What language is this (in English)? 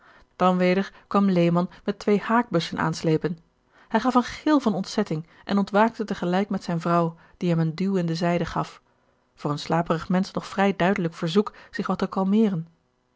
Dutch